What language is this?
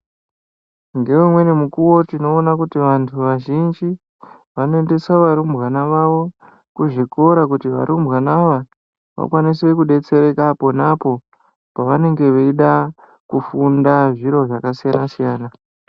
Ndau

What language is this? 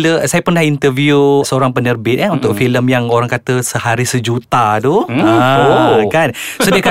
Malay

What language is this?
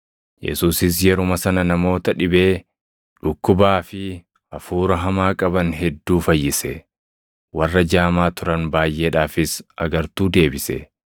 Oromo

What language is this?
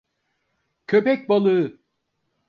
Turkish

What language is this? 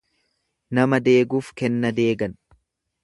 Oromo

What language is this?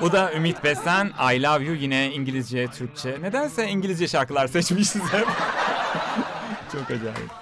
Turkish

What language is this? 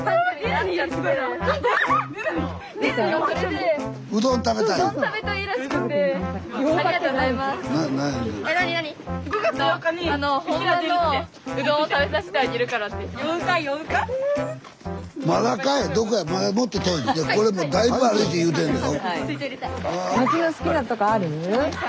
Japanese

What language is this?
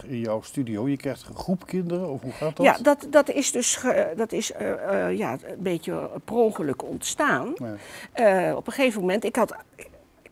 Dutch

